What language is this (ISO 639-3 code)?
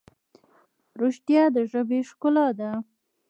pus